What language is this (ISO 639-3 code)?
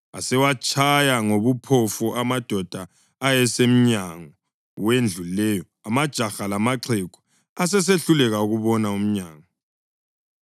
nde